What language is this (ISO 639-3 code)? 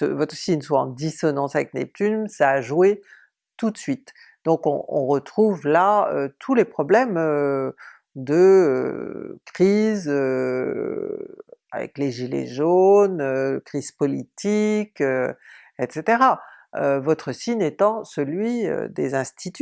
fra